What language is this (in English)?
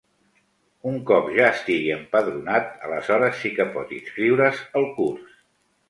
Catalan